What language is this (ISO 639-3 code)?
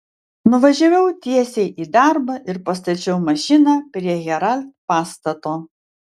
lit